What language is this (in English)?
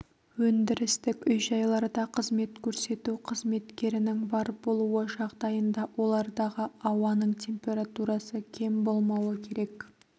Kazakh